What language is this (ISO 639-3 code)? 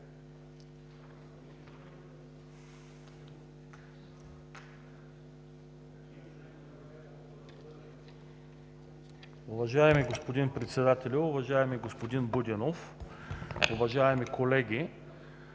bul